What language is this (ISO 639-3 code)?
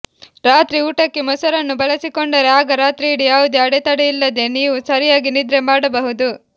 kan